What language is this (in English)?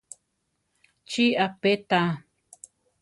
Central Tarahumara